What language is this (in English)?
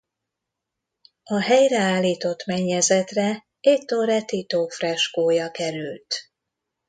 Hungarian